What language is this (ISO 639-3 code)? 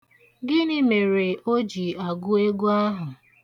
ibo